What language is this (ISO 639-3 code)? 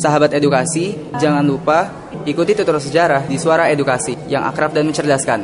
ind